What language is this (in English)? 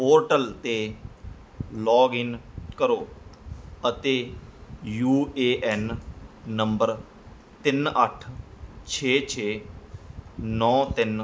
Punjabi